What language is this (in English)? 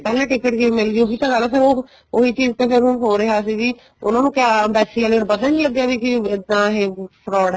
Punjabi